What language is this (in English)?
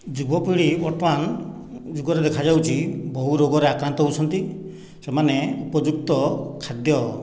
Odia